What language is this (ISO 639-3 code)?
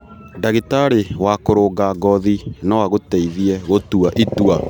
kik